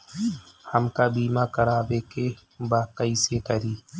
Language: Bhojpuri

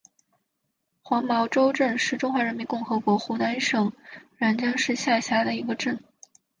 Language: Chinese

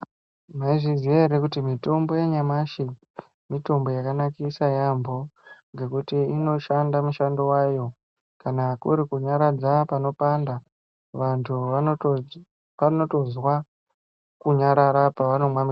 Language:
Ndau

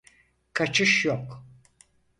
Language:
Turkish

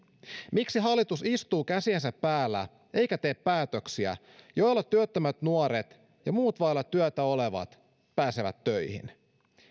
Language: Finnish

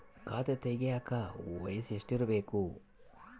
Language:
Kannada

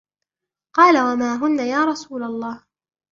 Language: Arabic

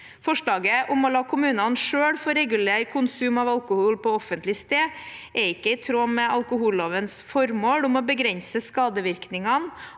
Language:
Norwegian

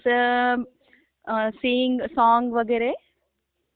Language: Marathi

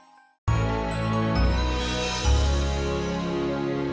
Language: Indonesian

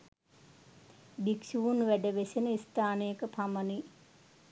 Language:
Sinhala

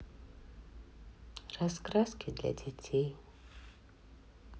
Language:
Russian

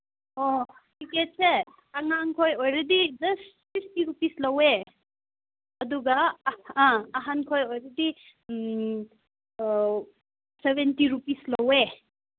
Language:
Manipuri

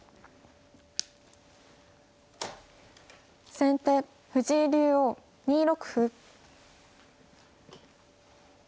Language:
Japanese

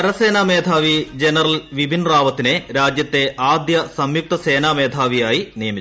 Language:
Malayalam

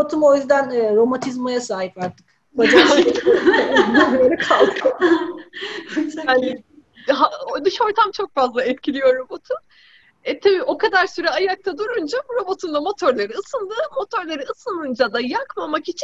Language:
Turkish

